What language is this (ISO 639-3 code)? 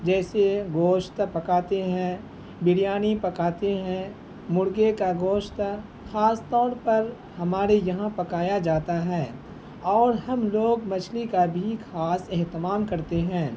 urd